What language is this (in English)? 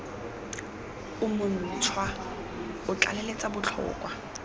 Tswana